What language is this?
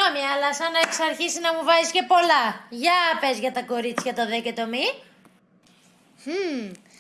Greek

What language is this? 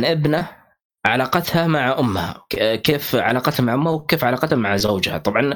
Arabic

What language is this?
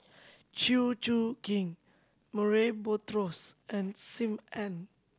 English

